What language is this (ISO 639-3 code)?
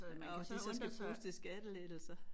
dan